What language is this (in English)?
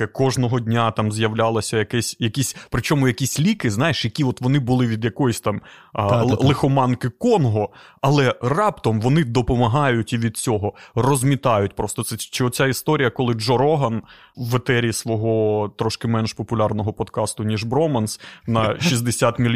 Ukrainian